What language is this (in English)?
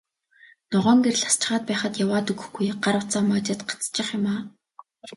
Mongolian